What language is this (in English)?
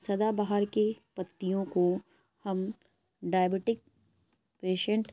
Urdu